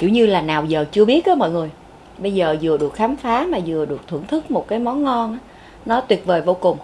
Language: Vietnamese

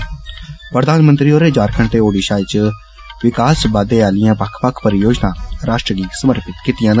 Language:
Dogri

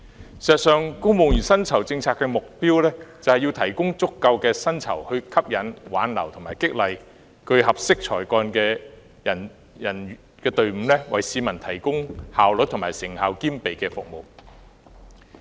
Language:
Cantonese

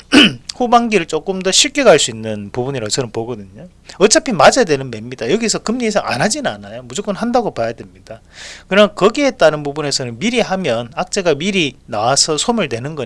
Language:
Korean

